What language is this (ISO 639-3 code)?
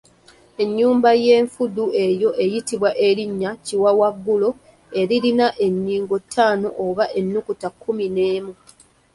lug